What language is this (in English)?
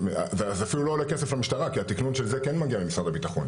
Hebrew